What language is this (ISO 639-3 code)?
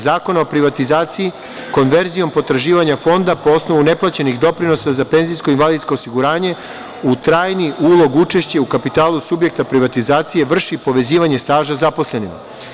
srp